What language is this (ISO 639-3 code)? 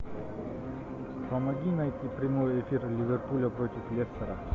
rus